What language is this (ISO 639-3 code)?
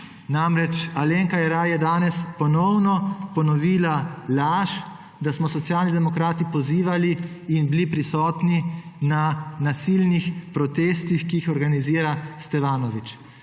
slv